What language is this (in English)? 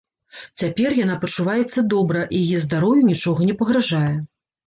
Belarusian